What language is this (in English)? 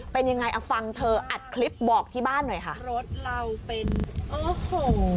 Thai